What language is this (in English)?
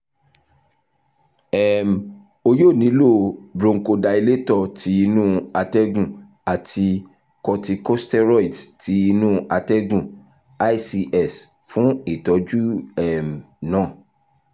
Yoruba